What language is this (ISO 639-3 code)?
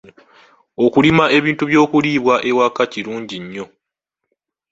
lug